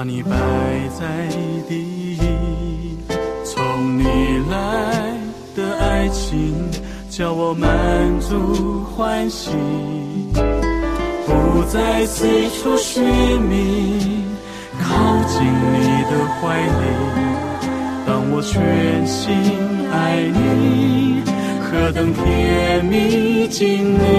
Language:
Chinese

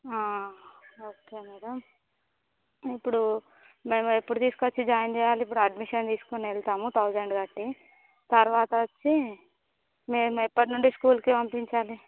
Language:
Telugu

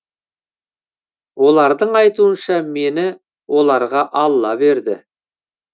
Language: Kazakh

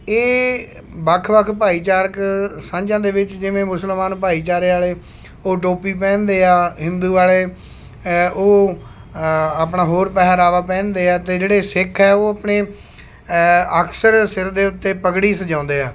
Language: Punjabi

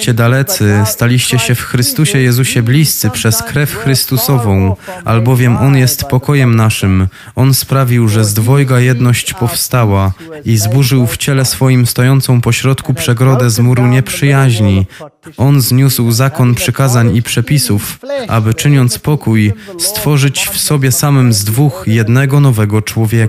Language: Polish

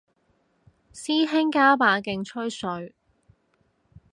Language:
Cantonese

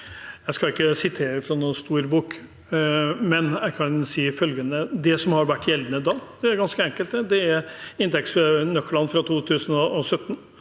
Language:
Norwegian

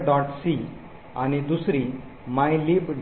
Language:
Marathi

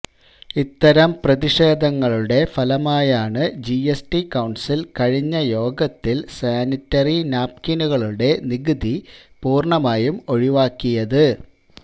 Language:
Malayalam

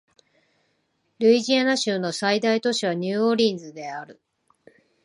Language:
Japanese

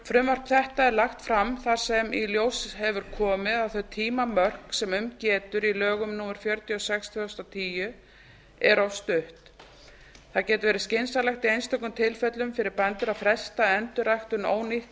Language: Icelandic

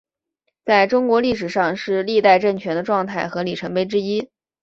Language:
Chinese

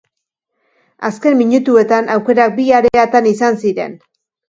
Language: Basque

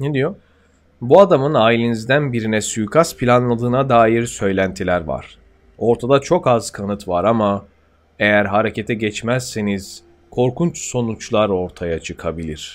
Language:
Turkish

